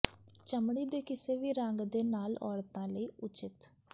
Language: Punjabi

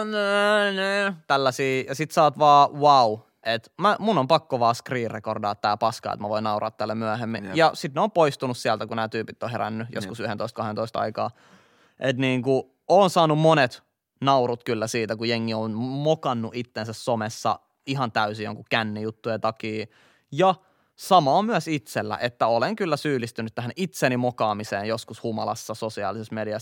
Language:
Finnish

